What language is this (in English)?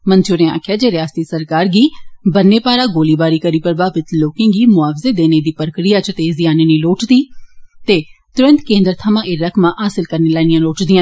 Dogri